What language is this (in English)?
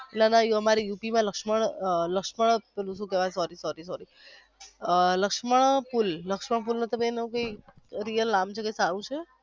Gujarati